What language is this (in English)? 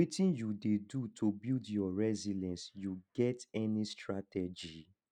Nigerian Pidgin